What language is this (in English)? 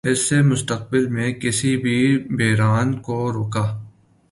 Urdu